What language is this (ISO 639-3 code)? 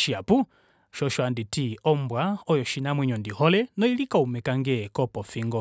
kua